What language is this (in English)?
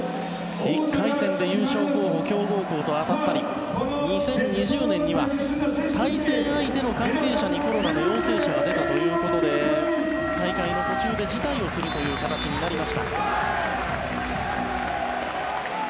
Japanese